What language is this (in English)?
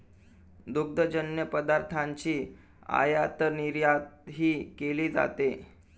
Marathi